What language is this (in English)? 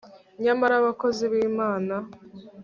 Kinyarwanda